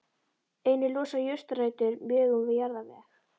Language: Icelandic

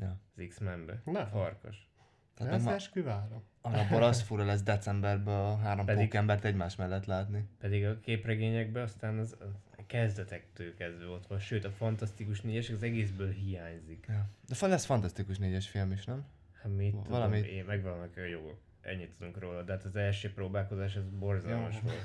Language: Hungarian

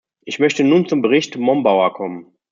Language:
German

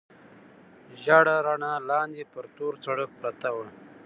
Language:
Pashto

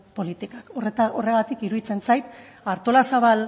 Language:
Basque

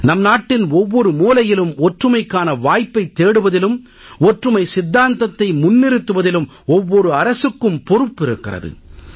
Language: Tamil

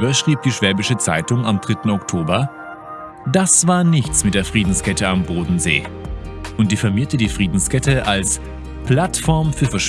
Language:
German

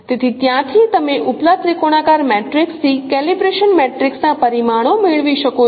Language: Gujarati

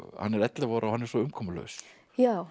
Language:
Icelandic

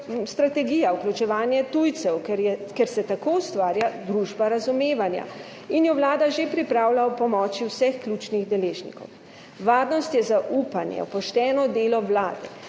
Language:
Slovenian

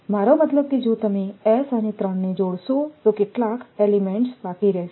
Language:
Gujarati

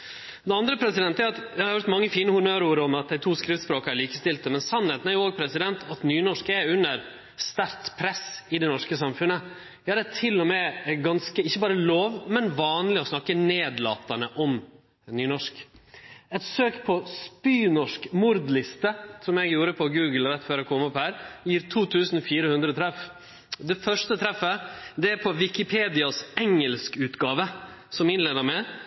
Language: Norwegian Nynorsk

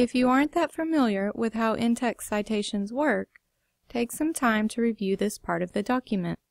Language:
English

